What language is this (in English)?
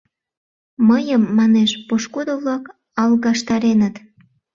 Mari